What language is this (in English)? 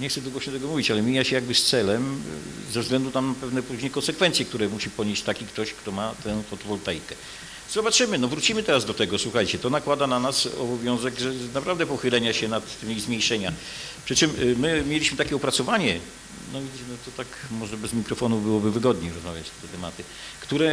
Polish